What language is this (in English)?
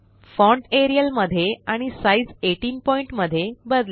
Marathi